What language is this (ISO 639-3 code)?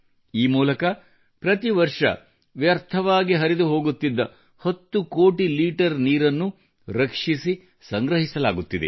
kan